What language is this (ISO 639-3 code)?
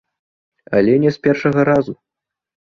bel